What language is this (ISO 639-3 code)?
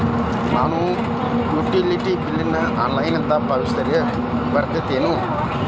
kan